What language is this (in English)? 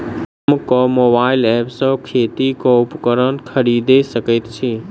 Maithili